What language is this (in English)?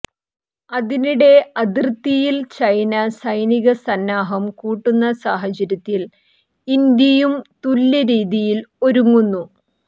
Malayalam